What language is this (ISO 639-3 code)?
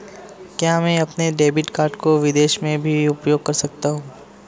hin